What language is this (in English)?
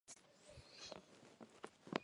Chinese